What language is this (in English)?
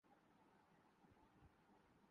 Urdu